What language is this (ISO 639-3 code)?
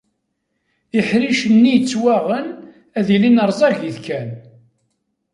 kab